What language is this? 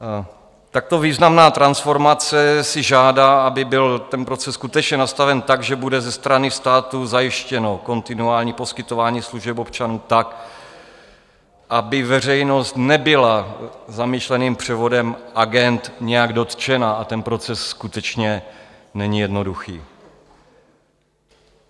Czech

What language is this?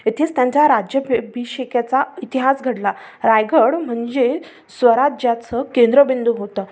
Marathi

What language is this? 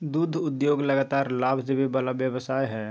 Magahi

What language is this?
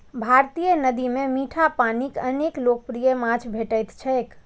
Maithili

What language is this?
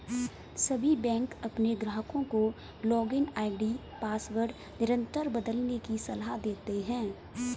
Hindi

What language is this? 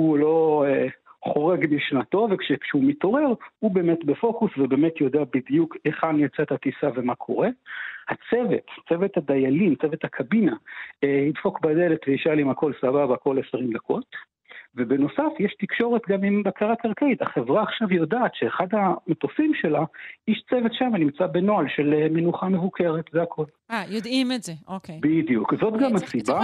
Hebrew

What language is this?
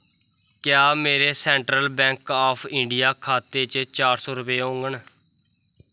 Dogri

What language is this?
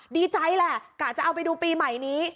Thai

